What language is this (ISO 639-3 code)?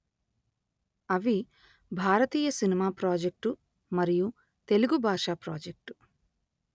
tel